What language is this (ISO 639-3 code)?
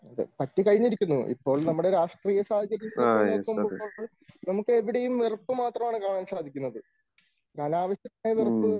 mal